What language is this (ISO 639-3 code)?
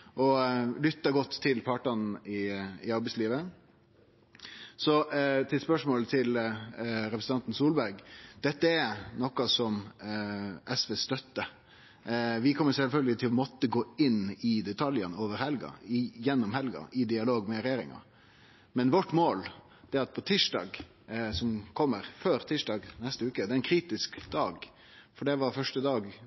nno